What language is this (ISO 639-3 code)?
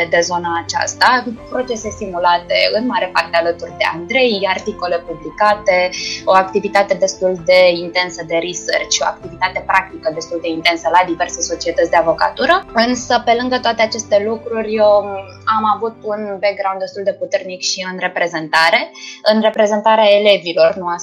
ron